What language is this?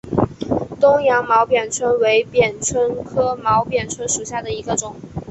Chinese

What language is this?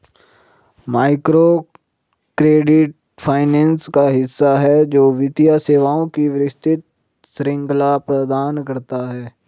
Hindi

